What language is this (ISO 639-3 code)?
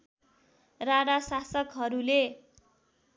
nep